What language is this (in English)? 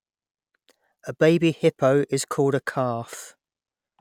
English